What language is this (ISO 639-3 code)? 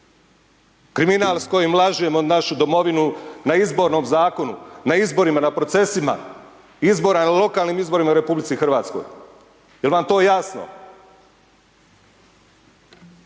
hrv